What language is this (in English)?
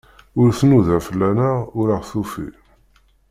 Kabyle